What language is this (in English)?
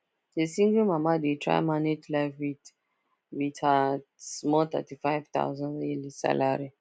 Nigerian Pidgin